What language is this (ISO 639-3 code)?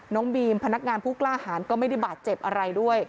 tha